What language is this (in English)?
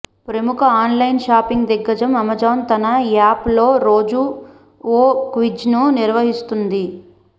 Telugu